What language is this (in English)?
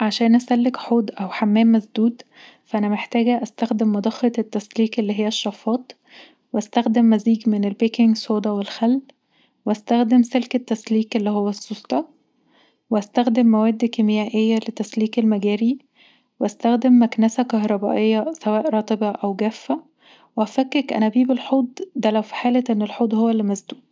Egyptian Arabic